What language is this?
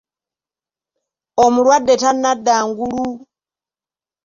Ganda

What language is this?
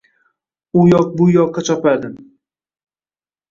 Uzbek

